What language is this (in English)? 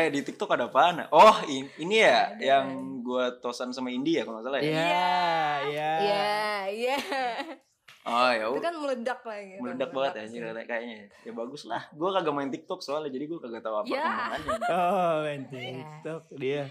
Indonesian